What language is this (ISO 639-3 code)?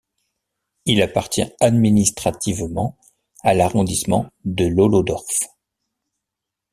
fra